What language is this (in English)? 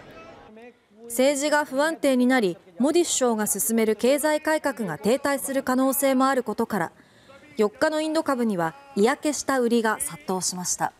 Japanese